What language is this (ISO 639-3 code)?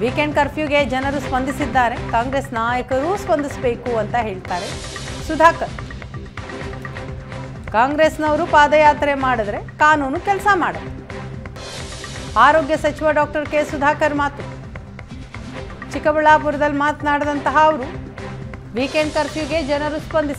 ron